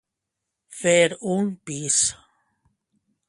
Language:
Catalan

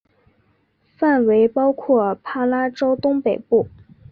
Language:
Chinese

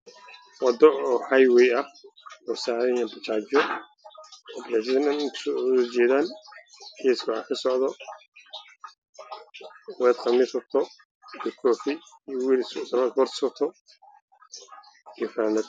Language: Somali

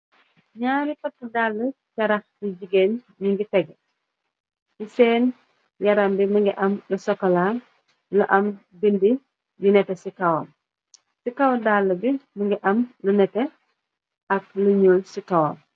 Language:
Wolof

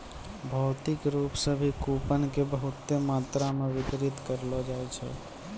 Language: Maithili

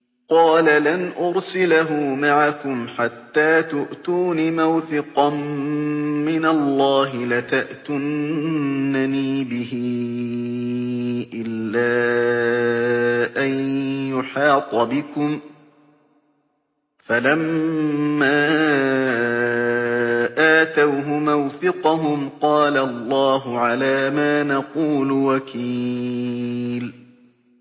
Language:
Arabic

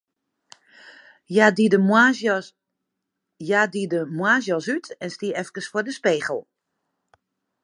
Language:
Western Frisian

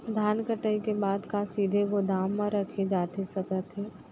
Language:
Chhattisgarhi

